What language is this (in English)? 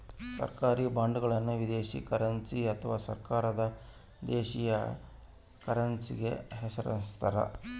Kannada